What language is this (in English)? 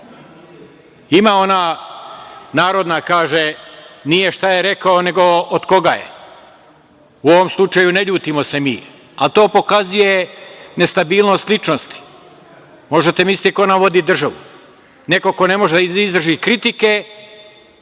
Serbian